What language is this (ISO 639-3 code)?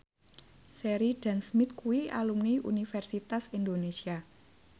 jav